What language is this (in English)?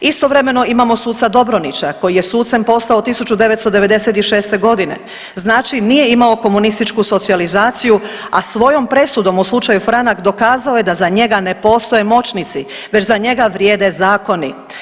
Croatian